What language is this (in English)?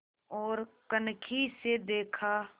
Hindi